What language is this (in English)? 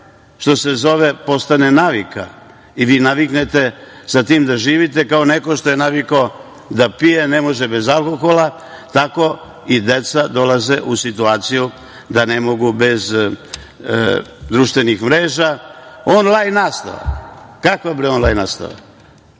Serbian